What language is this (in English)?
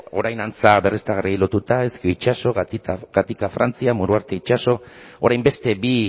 Basque